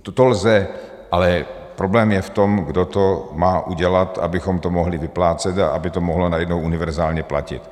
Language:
Czech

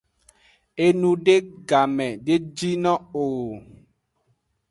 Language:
Aja (Benin)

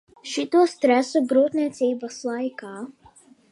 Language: Latvian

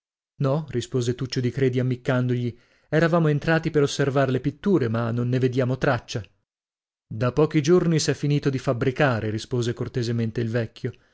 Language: Italian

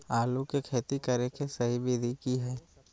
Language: Magahi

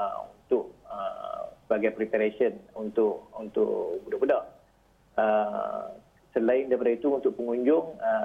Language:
Malay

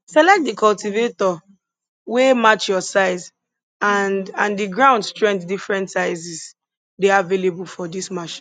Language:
Nigerian Pidgin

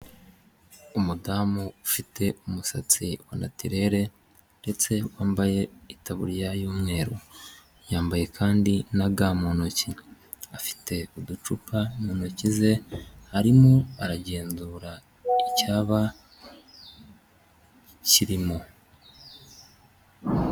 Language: Kinyarwanda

